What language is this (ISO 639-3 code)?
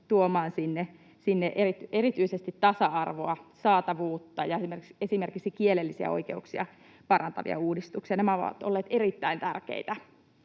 fin